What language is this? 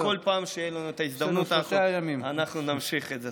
Hebrew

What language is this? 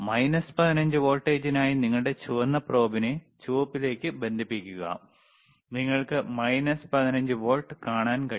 Malayalam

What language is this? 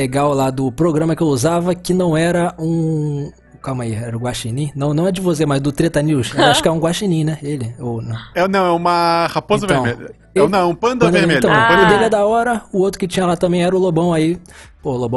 Portuguese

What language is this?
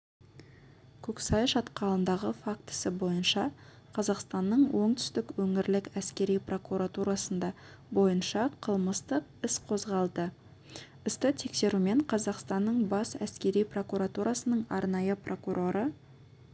Kazakh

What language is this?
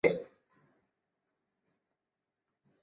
Chinese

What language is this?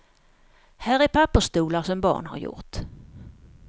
Swedish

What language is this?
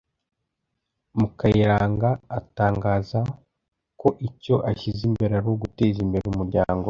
Kinyarwanda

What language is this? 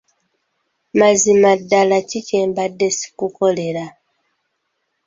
Ganda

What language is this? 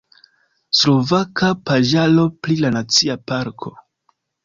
Esperanto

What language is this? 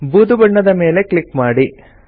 Kannada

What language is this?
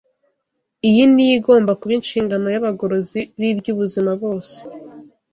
Kinyarwanda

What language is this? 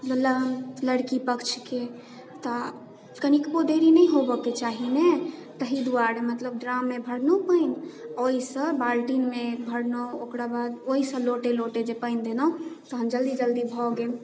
Maithili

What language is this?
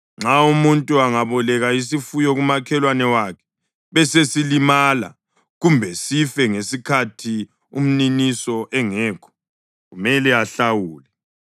North Ndebele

